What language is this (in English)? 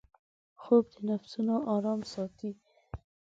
Pashto